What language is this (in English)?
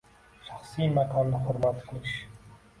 Uzbek